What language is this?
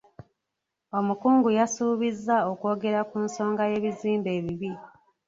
Ganda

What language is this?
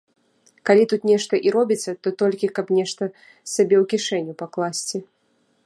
Belarusian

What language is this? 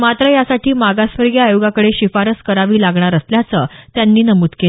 Marathi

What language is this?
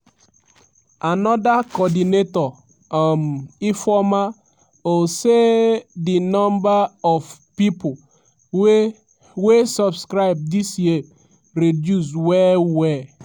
Nigerian Pidgin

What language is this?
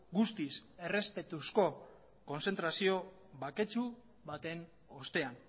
Basque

